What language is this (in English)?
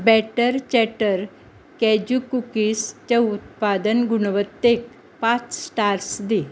Konkani